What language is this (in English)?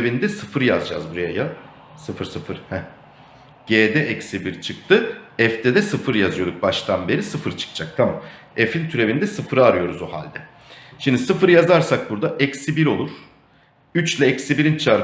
Turkish